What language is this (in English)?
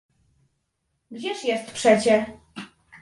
Polish